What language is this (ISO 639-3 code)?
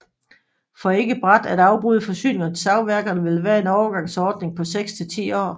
dan